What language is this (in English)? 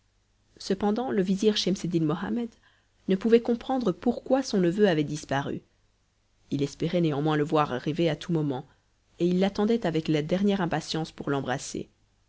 French